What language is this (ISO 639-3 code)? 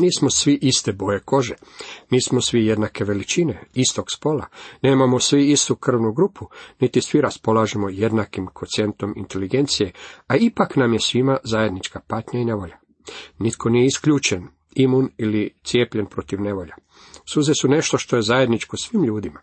hrv